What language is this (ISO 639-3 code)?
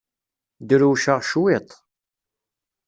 kab